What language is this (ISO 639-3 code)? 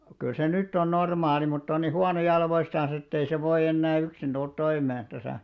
fin